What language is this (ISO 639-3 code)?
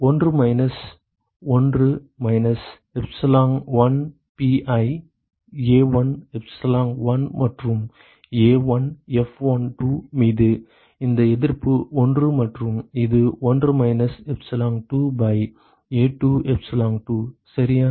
tam